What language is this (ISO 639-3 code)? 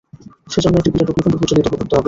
ben